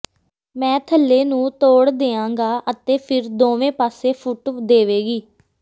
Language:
Punjabi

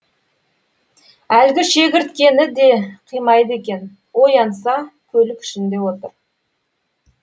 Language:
Kazakh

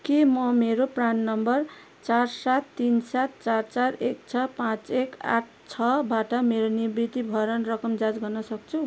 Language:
Nepali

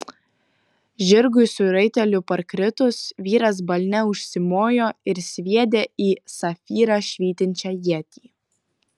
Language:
Lithuanian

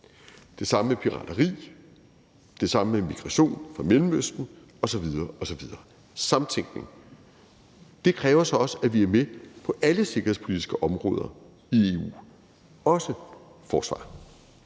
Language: Danish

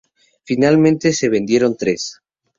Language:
Spanish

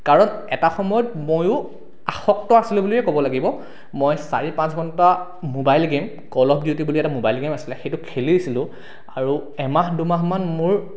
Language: Assamese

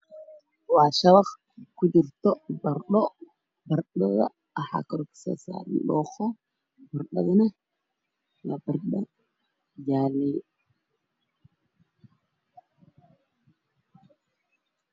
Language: Somali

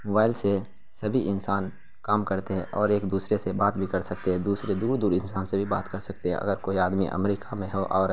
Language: Urdu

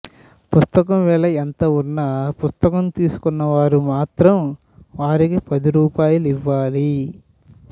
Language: Telugu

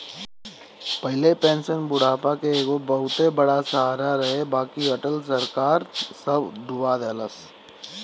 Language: Bhojpuri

